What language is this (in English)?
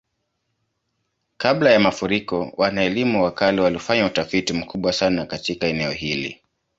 Swahili